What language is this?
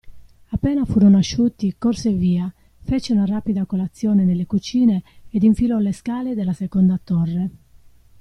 Italian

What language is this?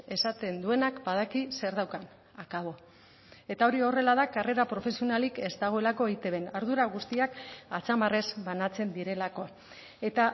Basque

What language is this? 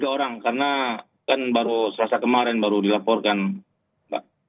Indonesian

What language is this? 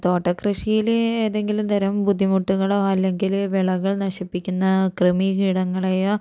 Malayalam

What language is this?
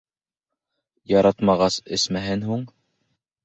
Bashkir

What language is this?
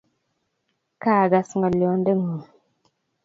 Kalenjin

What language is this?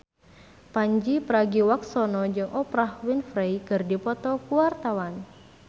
Sundanese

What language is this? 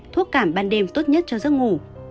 Vietnamese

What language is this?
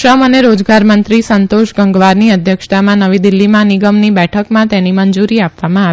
Gujarati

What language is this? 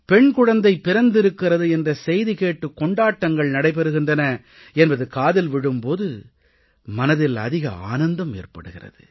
Tamil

